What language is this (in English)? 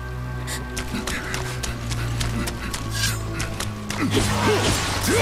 Japanese